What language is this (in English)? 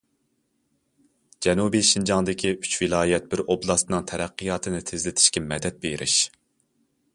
Uyghur